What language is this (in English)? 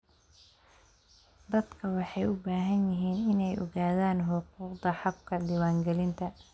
Somali